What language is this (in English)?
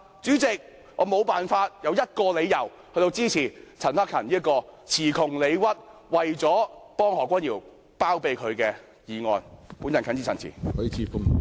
Cantonese